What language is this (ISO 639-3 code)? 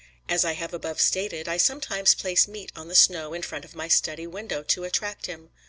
eng